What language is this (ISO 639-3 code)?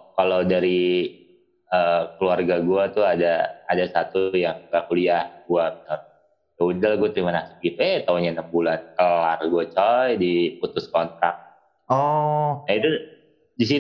ind